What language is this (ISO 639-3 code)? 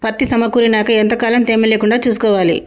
tel